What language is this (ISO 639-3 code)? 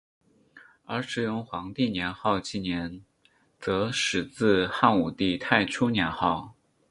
zho